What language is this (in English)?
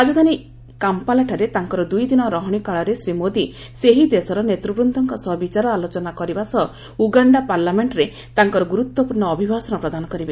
Odia